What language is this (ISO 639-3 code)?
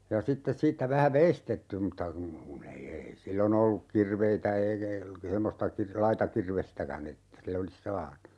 fin